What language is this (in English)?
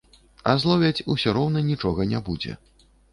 Belarusian